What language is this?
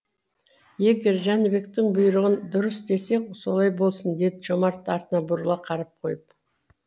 Kazakh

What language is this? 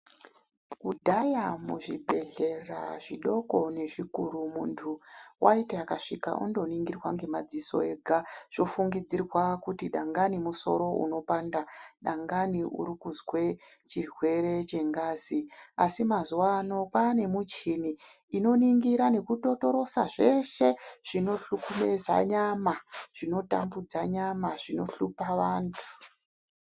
Ndau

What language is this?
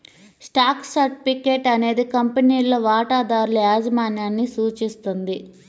Telugu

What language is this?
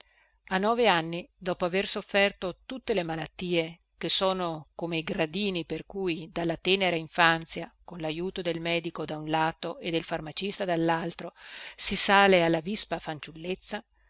Italian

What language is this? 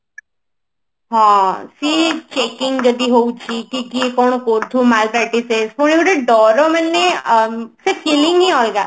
Odia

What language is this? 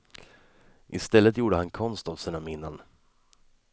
Swedish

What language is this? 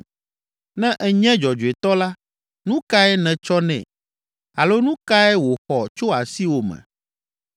Ewe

